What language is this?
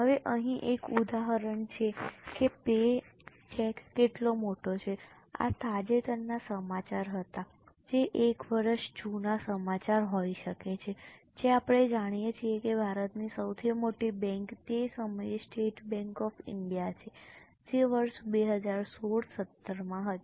Gujarati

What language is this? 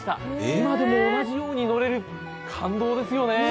Japanese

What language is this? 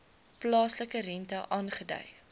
Afrikaans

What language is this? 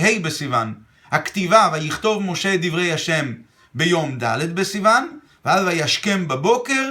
Hebrew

